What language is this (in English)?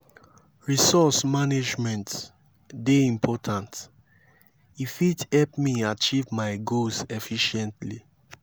Nigerian Pidgin